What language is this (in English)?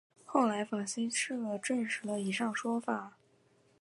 Chinese